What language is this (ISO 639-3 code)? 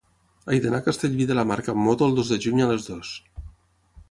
cat